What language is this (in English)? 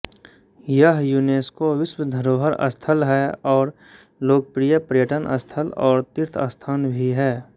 Hindi